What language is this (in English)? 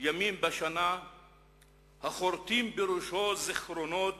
Hebrew